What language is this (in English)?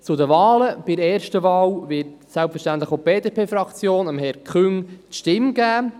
Swiss German